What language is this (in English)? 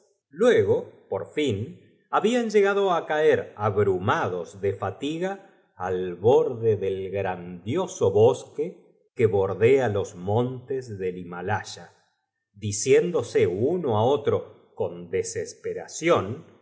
Spanish